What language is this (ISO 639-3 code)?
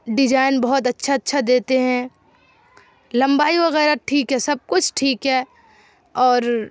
urd